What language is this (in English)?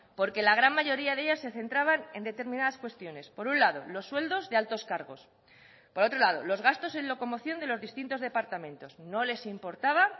Spanish